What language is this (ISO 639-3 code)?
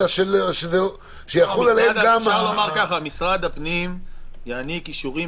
heb